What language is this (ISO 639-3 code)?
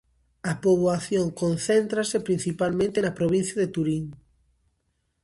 glg